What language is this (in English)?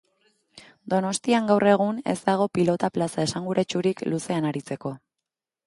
Basque